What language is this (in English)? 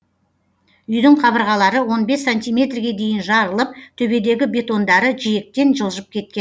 Kazakh